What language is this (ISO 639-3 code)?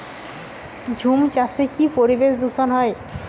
ben